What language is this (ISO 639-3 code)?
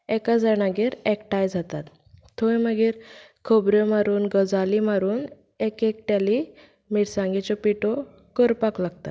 kok